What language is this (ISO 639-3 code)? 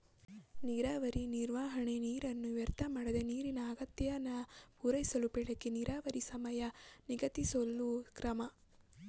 kan